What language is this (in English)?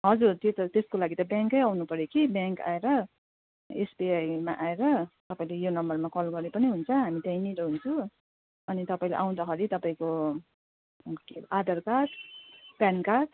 Nepali